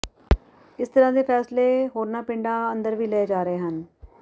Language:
Punjabi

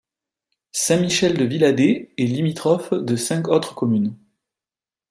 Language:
French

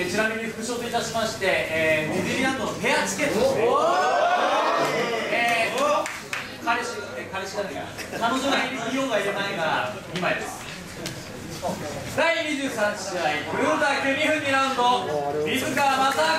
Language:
Japanese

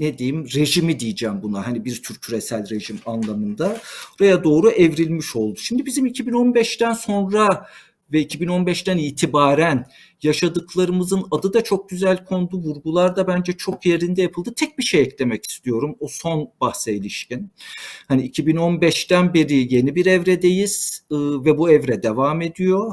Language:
Turkish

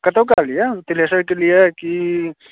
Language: Maithili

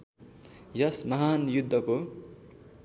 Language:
Nepali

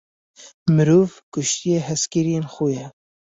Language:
Kurdish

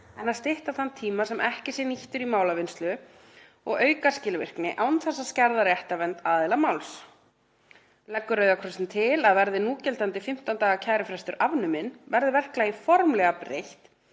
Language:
Icelandic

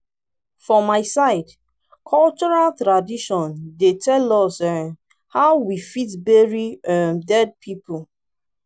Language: Nigerian Pidgin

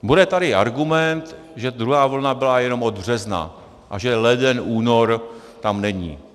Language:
Czech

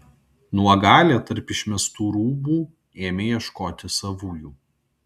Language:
Lithuanian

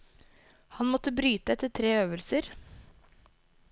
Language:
Norwegian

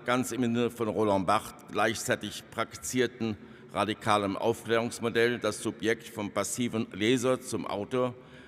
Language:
German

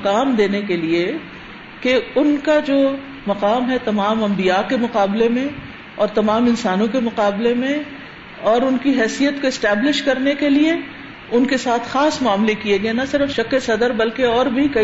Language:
Urdu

